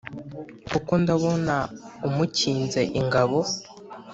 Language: Kinyarwanda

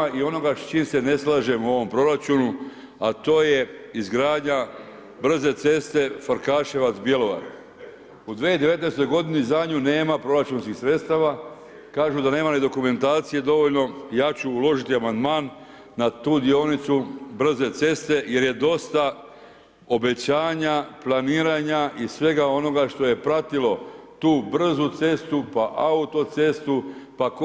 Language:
Croatian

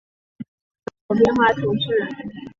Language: Chinese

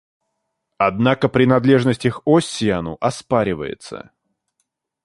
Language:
Russian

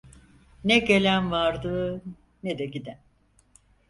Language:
Turkish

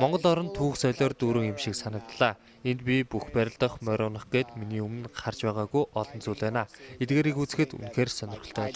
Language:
Romanian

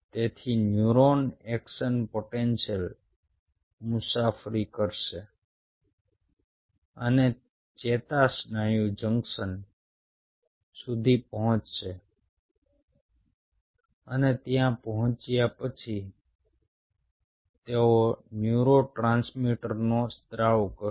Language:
Gujarati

